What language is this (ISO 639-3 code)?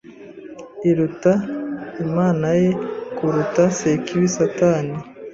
kin